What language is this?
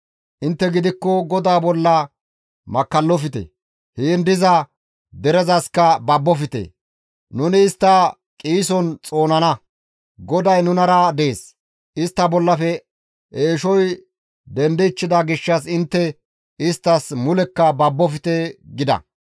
Gamo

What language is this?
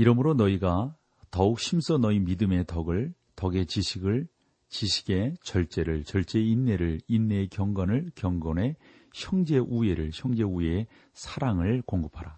Korean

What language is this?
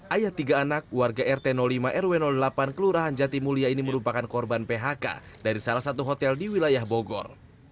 Indonesian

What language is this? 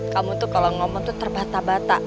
Indonesian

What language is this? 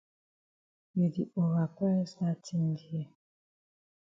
Cameroon Pidgin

